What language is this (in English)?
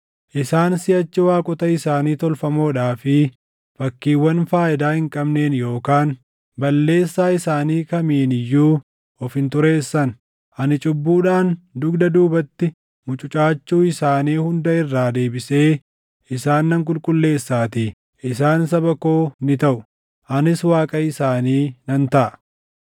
Oromo